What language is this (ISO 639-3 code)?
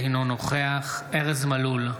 heb